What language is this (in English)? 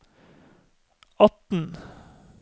Norwegian